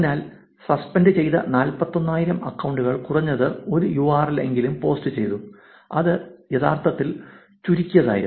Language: Malayalam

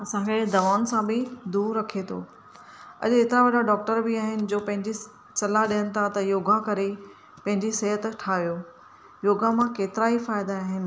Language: Sindhi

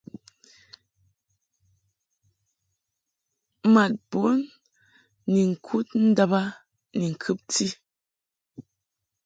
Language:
Mungaka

